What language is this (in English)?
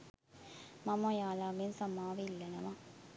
Sinhala